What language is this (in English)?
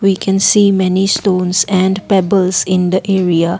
English